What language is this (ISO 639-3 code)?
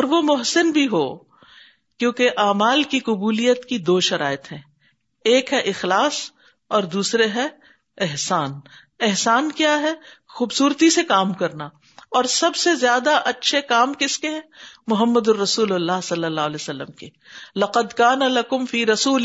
urd